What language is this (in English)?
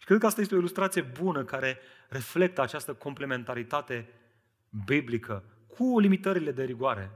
Romanian